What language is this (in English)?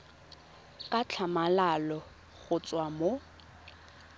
Tswana